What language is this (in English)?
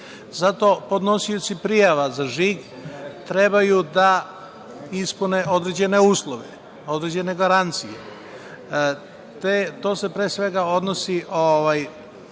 Serbian